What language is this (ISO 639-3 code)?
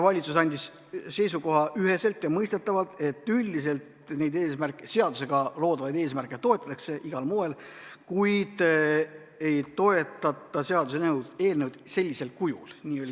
est